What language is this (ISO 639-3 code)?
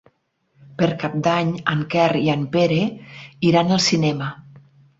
cat